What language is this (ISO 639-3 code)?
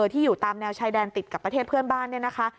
tha